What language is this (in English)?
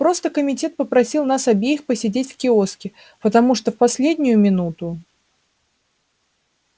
Russian